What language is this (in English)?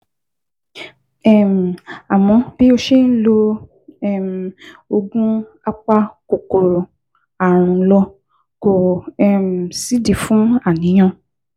Yoruba